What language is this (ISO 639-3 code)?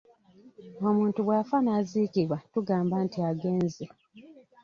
lug